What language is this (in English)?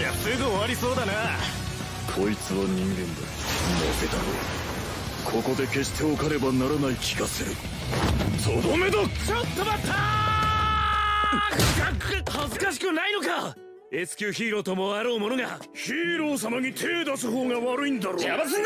Japanese